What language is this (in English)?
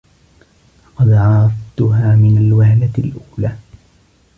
Arabic